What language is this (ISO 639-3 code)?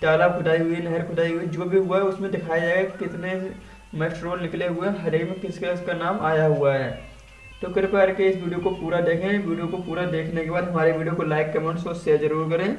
hin